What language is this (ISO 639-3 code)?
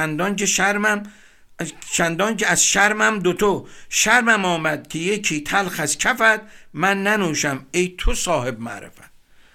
fas